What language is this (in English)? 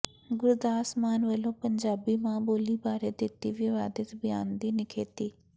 Punjabi